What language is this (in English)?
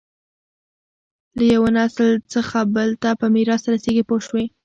Pashto